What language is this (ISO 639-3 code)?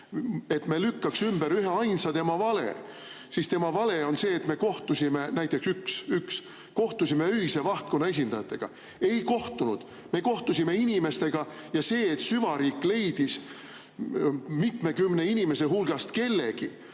est